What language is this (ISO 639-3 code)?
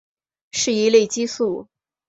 zho